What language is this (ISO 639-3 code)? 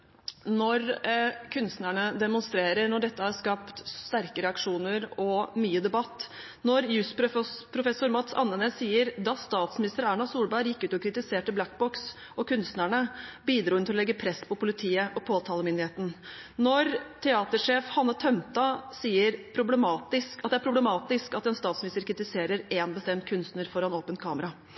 nob